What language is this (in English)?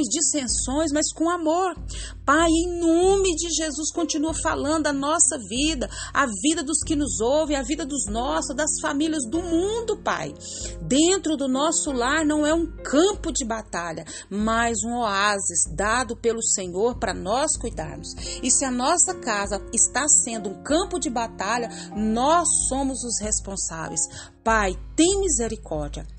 Portuguese